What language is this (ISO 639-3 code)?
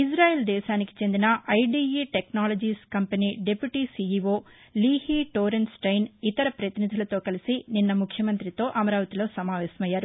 tel